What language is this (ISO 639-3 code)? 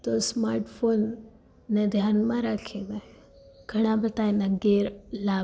guj